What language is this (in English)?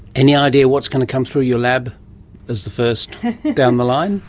English